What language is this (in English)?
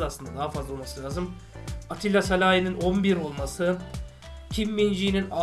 Turkish